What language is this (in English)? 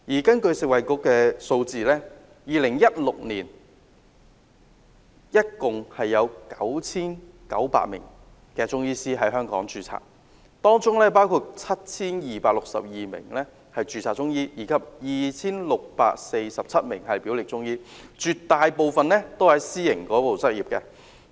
Cantonese